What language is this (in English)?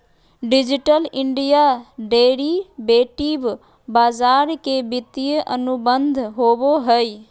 Magahi